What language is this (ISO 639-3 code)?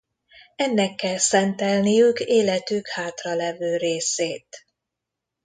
hun